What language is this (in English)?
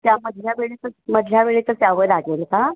Marathi